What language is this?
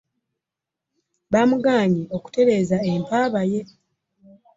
Ganda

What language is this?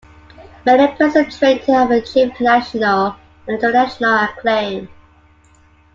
English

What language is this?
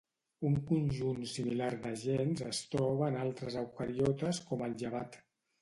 Catalan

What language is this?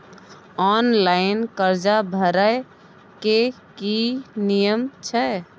Maithili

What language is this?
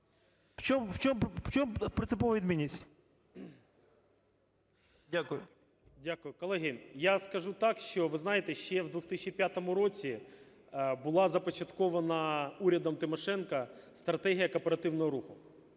Ukrainian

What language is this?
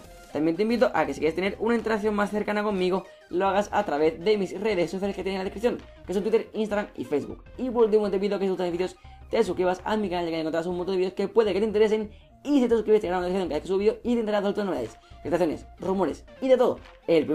Spanish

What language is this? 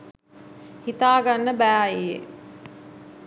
Sinhala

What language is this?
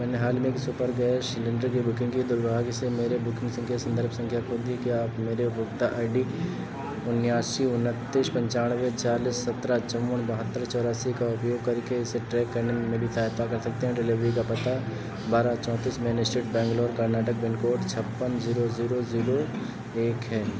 Hindi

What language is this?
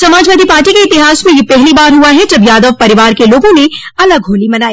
Hindi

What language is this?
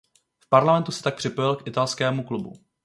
Czech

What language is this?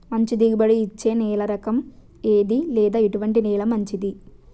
Telugu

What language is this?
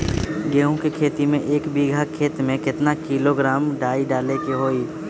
Magahi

